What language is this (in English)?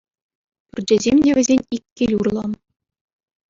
Chuvash